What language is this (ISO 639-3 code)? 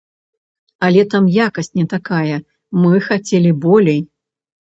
bel